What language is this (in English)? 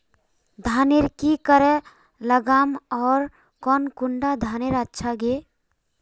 Magahi